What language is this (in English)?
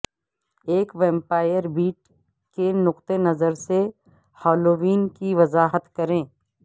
Urdu